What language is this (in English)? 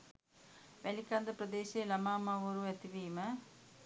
Sinhala